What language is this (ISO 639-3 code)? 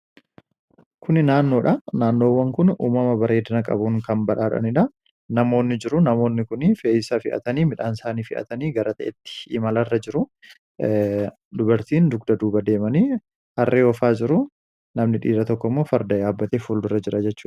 orm